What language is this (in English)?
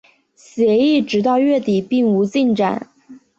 Chinese